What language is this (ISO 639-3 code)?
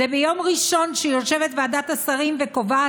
heb